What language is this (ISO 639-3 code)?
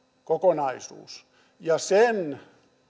fin